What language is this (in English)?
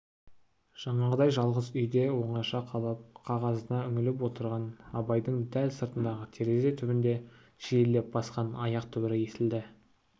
Kazakh